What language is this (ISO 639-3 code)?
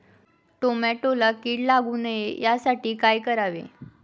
mar